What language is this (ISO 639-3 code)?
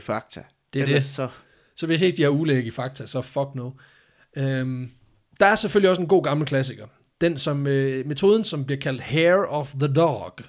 dan